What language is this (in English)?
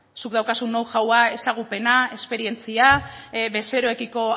Basque